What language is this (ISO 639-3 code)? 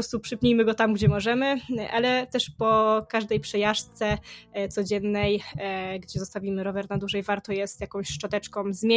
pol